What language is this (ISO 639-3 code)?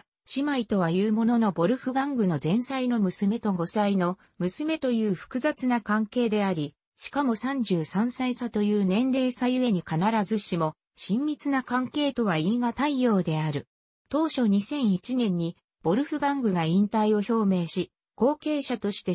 jpn